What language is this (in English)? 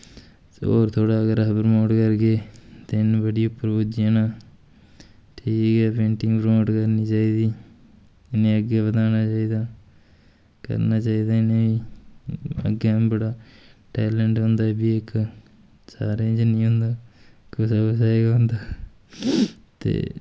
Dogri